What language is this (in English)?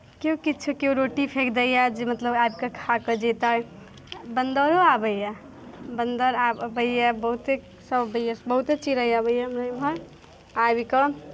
Maithili